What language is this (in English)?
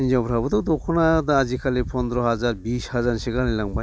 Bodo